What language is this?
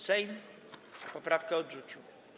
Polish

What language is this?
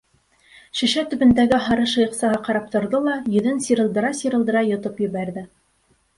Bashkir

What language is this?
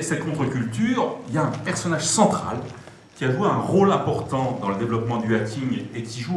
French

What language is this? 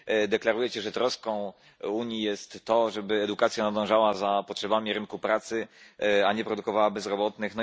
Polish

